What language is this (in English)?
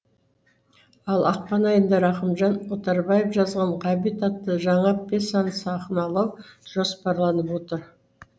Kazakh